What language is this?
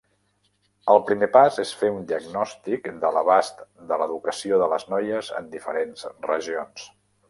Catalan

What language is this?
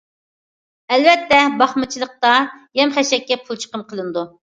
Uyghur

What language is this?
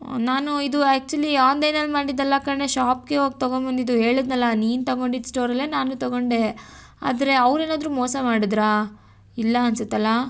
Kannada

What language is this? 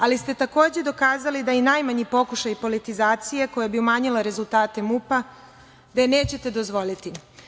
Serbian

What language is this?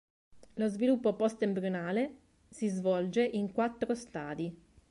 Italian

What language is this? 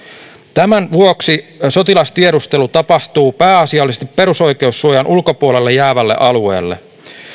Finnish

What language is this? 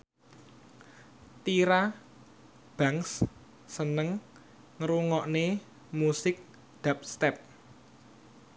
Javanese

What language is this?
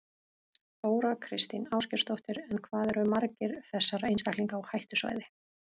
Icelandic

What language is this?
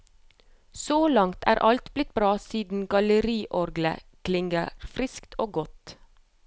Norwegian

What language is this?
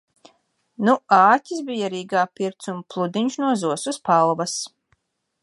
Latvian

